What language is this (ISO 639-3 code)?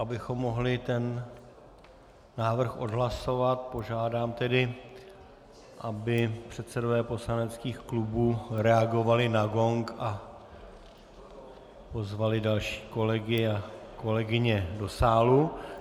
ces